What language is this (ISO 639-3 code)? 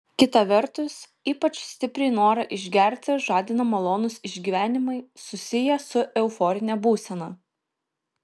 lit